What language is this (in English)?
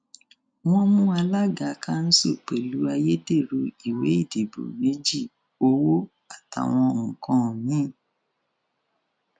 Yoruba